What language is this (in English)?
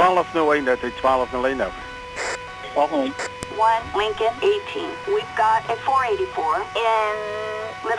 Dutch